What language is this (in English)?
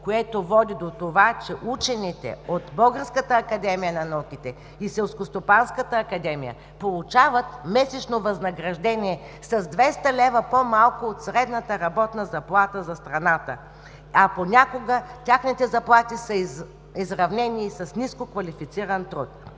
Bulgarian